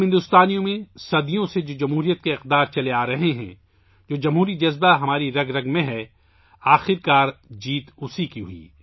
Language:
Urdu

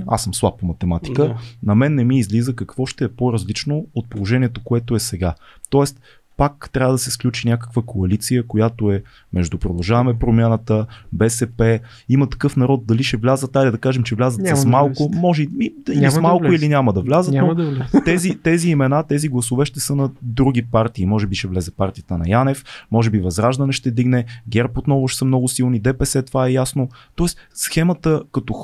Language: Bulgarian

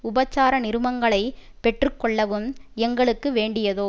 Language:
Tamil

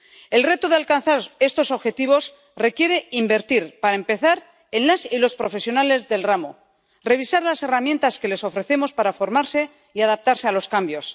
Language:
Spanish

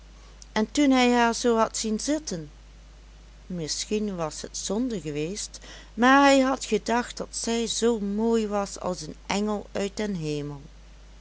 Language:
Dutch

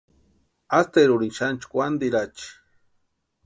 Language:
Western Highland Purepecha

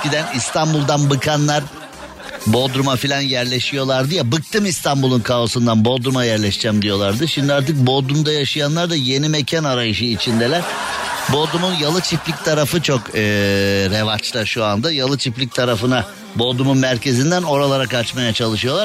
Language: Turkish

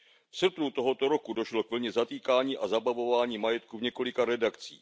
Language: Czech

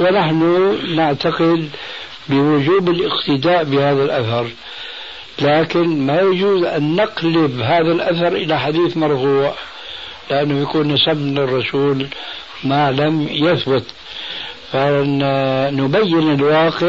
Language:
Arabic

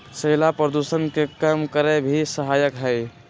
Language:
Magahi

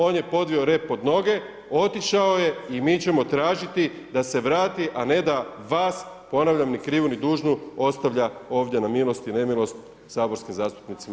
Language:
Croatian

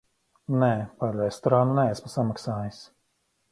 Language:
Latvian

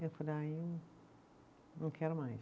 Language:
Portuguese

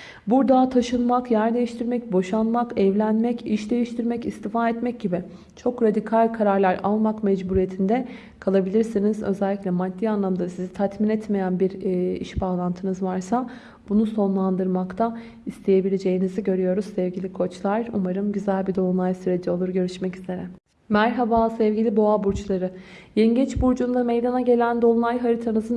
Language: Turkish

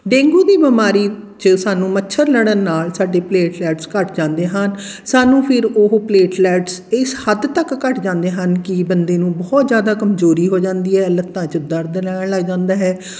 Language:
Punjabi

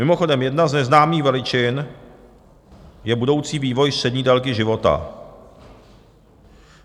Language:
Czech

